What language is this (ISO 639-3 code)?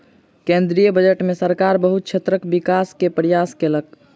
mai